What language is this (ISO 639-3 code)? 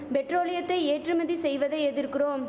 tam